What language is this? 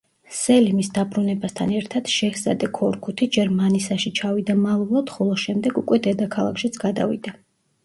Georgian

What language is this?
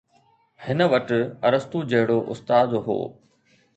Sindhi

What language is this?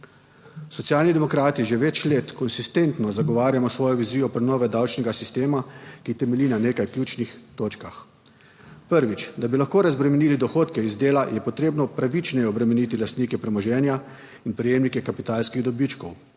Slovenian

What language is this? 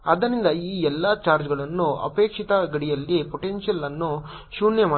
Kannada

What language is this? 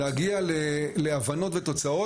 Hebrew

